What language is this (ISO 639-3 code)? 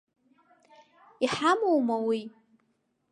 abk